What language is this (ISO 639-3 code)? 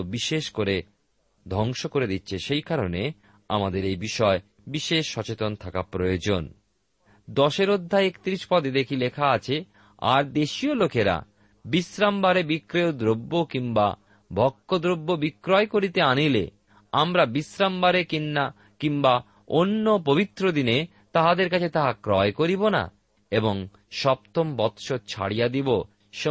ben